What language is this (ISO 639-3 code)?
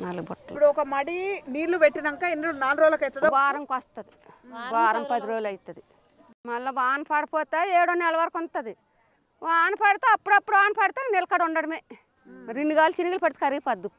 tel